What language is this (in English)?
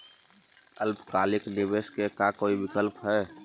Magahi